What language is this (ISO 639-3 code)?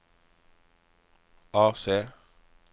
nor